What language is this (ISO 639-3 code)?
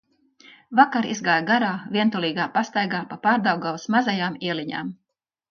lav